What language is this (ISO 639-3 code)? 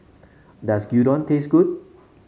eng